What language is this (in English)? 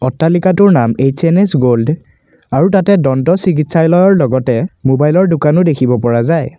Assamese